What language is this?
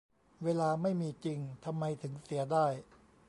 Thai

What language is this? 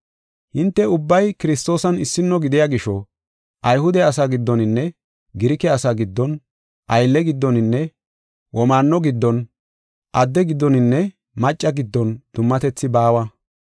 Gofa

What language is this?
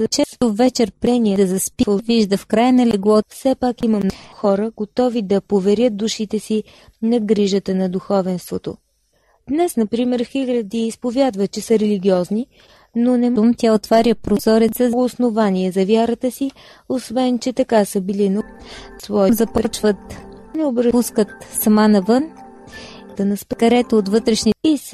Bulgarian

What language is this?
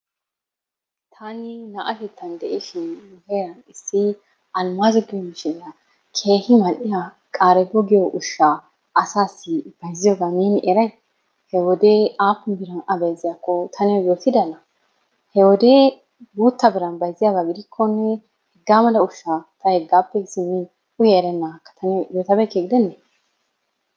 Wolaytta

